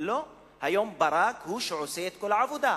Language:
Hebrew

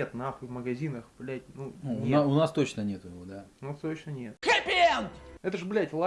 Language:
Russian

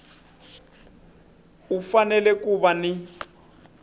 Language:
Tsonga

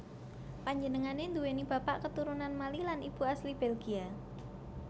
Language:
Javanese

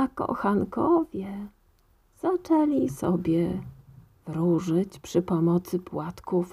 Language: Polish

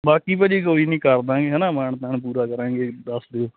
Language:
Punjabi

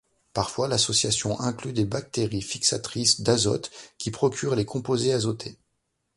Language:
French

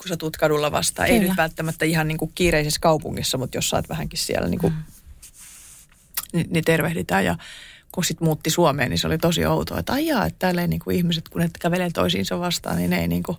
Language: Finnish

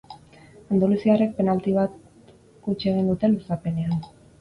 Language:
Basque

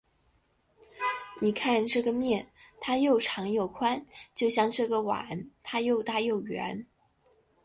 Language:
Chinese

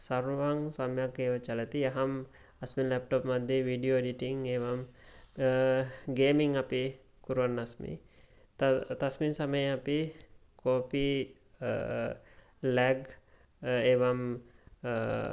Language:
Sanskrit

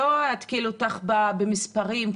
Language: Hebrew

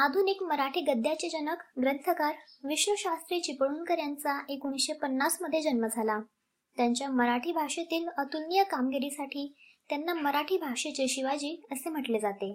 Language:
Marathi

